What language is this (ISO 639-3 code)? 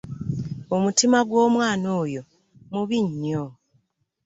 lug